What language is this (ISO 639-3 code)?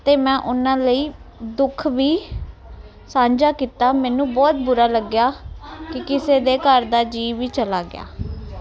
pan